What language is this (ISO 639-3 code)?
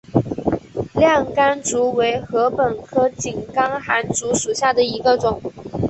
zho